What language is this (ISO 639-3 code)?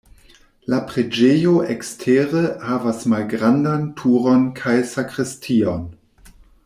epo